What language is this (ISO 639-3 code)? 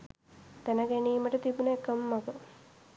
sin